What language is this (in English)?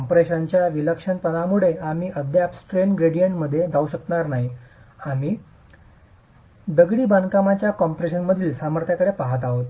Marathi